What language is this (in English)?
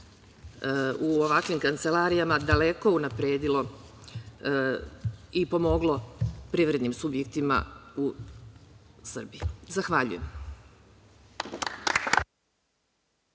Serbian